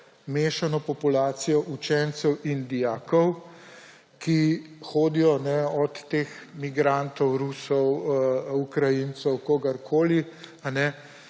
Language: Slovenian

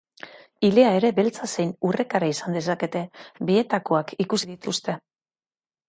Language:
Basque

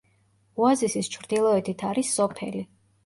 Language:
Georgian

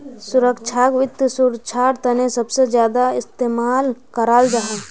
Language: Magahi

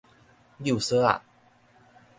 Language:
Min Nan Chinese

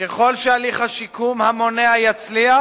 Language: Hebrew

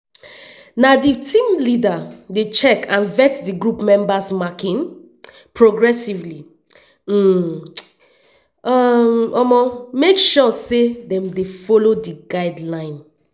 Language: Nigerian Pidgin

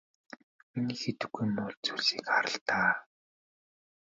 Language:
Mongolian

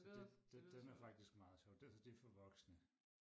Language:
Danish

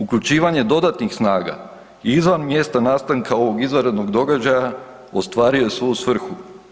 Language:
Croatian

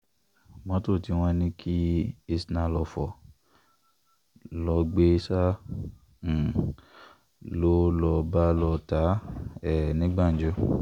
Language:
Yoruba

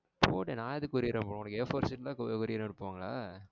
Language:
Tamil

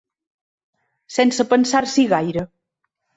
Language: Catalan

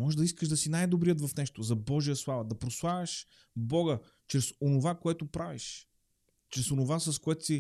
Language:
Bulgarian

